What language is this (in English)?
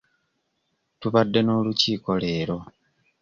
Ganda